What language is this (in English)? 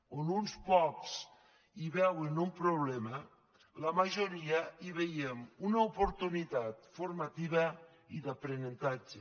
Catalan